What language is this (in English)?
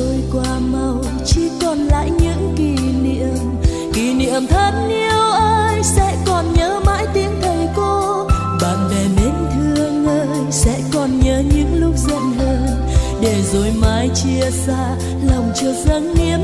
Vietnamese